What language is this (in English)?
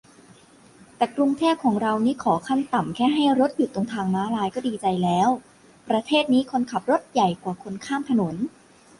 Thai